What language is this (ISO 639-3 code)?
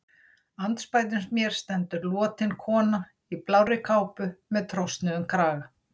isl